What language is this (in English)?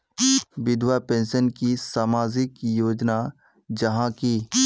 Magahi